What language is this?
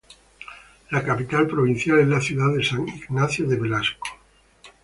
Spanish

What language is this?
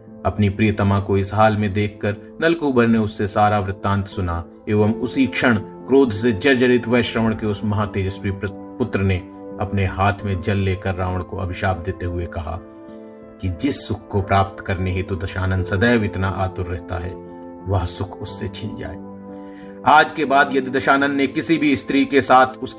Hindi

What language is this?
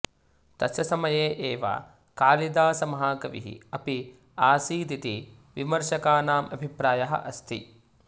Sanskrit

